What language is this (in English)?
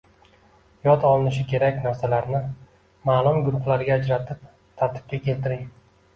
Uzbek